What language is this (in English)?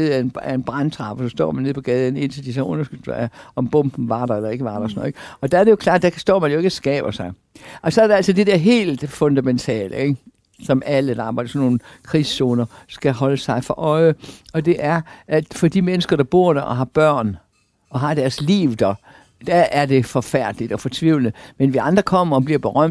Danish